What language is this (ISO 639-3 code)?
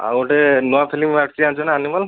ori